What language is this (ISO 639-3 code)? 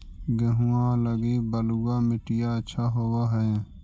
mag